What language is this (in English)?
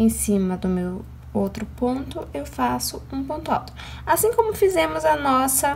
Portuguese